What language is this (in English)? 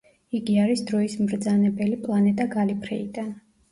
Georgian